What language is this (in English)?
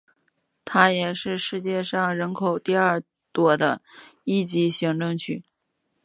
Chinese